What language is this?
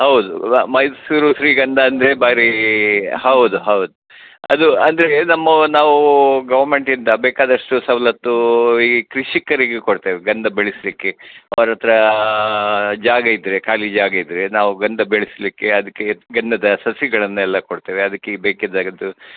Kannada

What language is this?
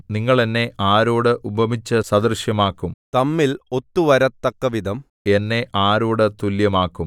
Malayalam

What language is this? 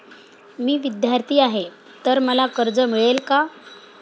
Marathi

